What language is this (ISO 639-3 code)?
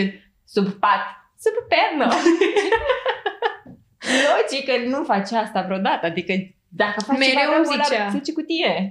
ron